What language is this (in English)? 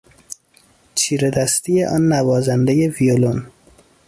Persian